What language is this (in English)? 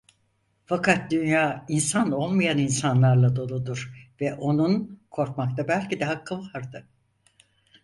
Turkish